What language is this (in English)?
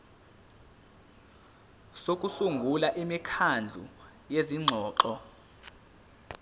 Zulu